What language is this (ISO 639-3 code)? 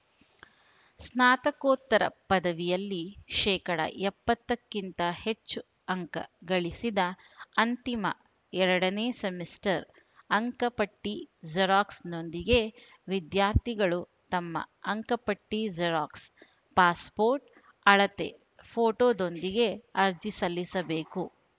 kan